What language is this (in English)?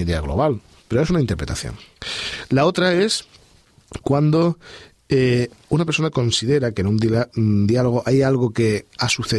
Spanish